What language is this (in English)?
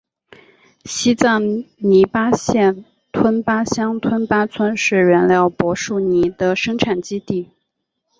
Chinese